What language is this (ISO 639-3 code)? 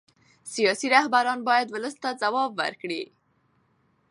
pus